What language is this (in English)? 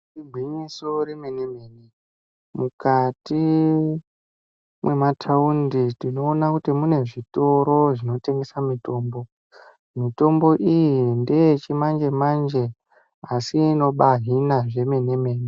Ndau